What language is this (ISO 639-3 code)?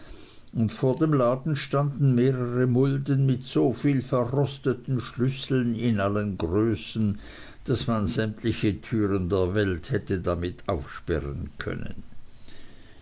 deu